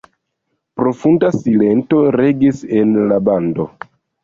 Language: Esperanto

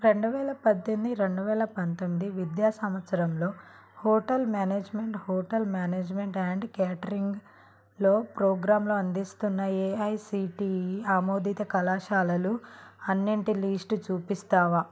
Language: Telugu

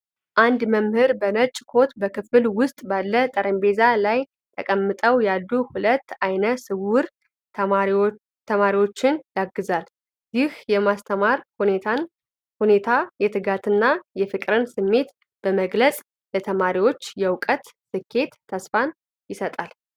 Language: Amharic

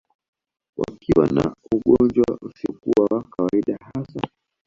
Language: Swahili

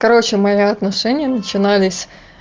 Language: Russian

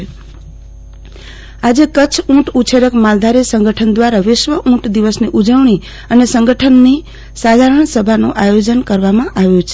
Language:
Gujarati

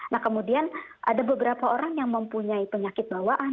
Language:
Indonesian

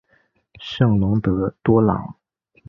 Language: Chinese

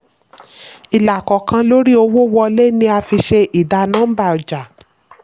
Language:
Yoruba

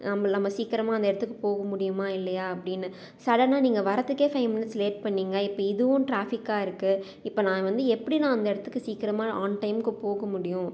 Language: Tamil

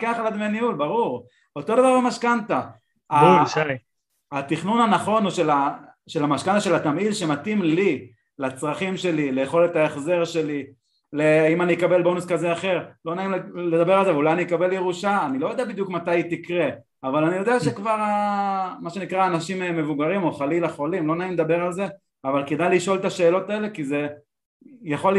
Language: Hebrew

